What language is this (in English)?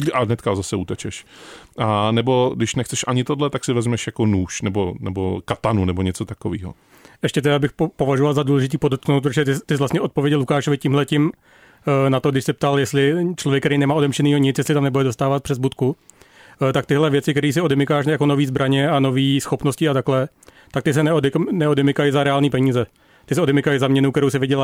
Czech